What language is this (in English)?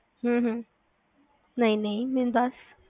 Punjabi